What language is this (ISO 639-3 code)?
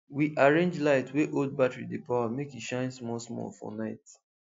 pcm